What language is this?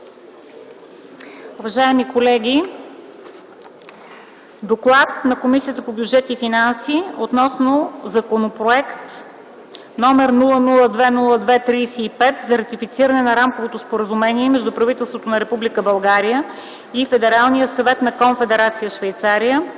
Bulgarian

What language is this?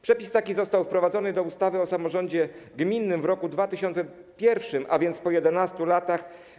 Polish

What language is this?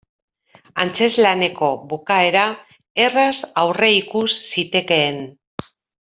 Basque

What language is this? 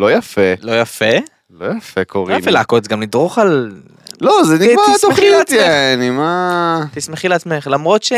Hebrew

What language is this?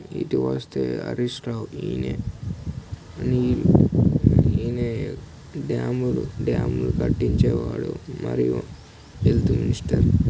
Telugu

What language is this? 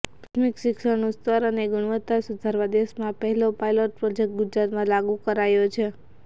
Gujarati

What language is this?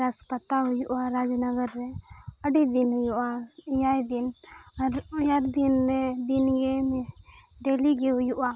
Santali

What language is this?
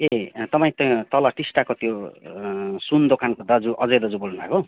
Nepali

